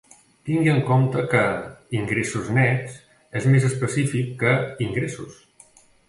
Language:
Catalan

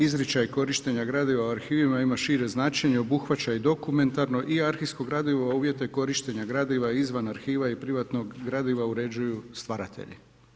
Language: Croatian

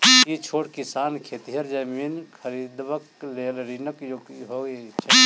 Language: Maithili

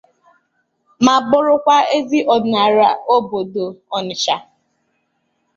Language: Igbo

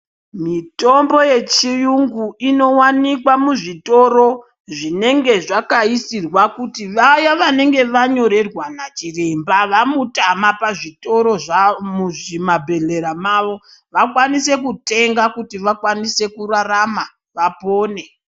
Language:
Ndau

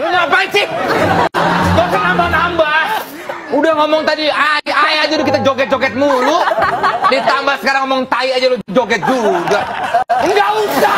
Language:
Indonesian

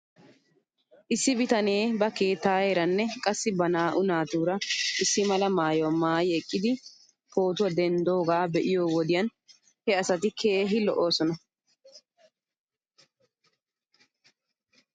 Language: Wolaytta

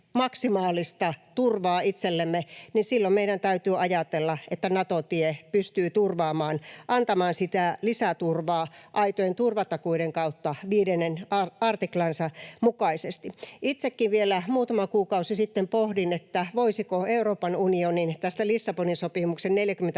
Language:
Finnish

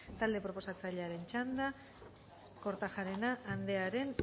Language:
Basque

